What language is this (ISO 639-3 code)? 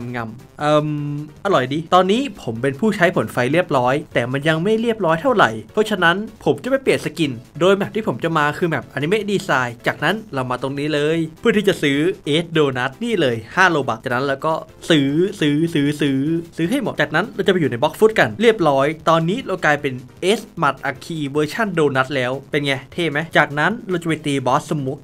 tha